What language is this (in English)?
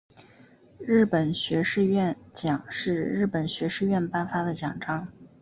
Chinese